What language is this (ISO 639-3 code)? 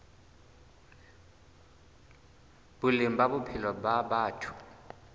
sot